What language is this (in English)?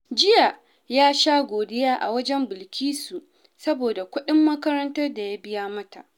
Hausa